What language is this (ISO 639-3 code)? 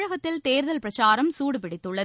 tam